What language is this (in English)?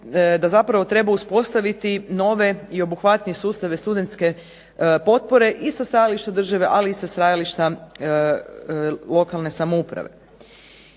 Croatian